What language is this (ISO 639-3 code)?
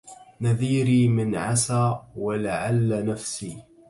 ara